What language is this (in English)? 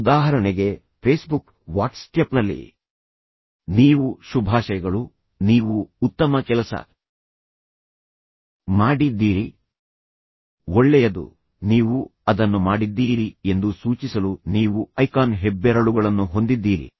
Kannada